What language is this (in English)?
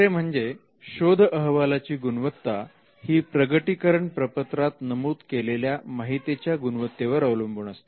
Marathi